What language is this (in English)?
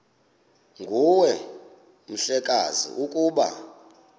Xhosa